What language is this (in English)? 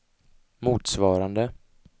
Swedish